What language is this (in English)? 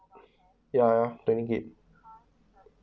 English